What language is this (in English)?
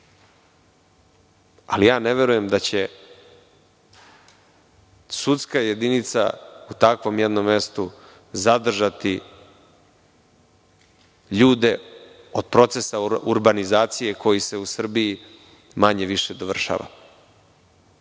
Serbian